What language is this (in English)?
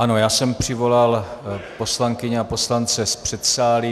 Czech